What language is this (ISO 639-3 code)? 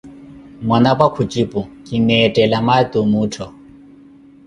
eko